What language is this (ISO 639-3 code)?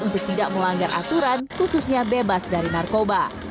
ind